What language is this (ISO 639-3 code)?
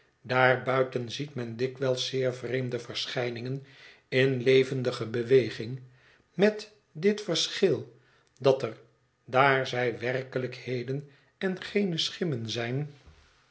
nld